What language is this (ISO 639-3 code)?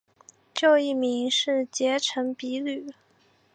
zho